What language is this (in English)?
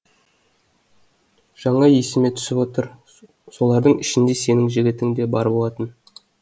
Kazakh